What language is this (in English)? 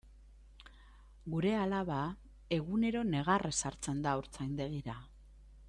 Basque